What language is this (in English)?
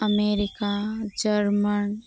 Santali